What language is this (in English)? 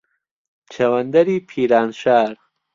Central Kurdish